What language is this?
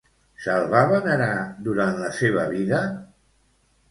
Catalan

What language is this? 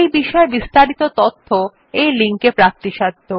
Bangla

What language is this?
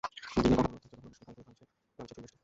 Bangla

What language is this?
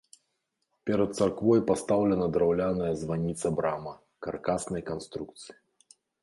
Belarusian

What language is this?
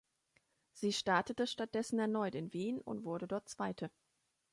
German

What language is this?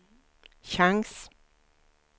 Swedish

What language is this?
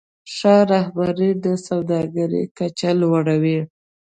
Pashto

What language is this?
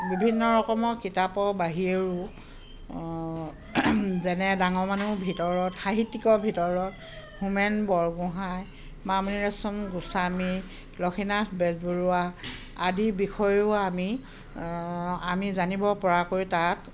Assamese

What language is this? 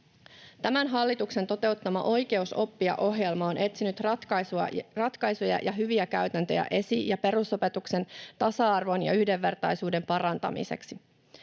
Finnish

